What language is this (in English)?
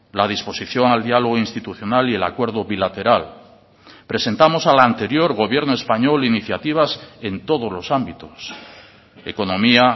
Spanish